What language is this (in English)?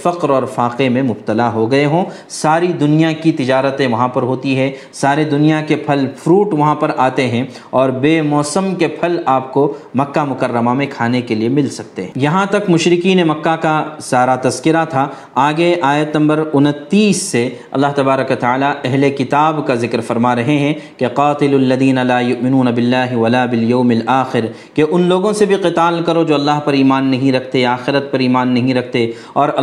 Urdu